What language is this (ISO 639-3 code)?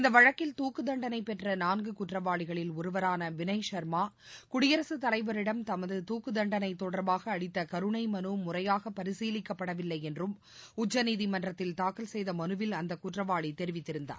tam